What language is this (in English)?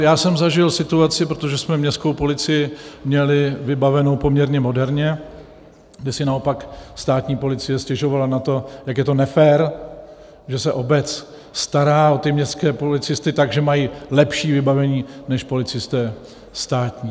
Czech